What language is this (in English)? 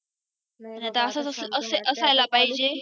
Marathi